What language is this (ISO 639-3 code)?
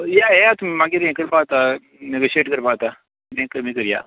kok